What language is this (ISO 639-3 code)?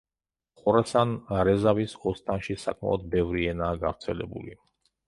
kat